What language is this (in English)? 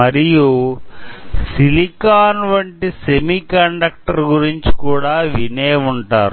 Telugu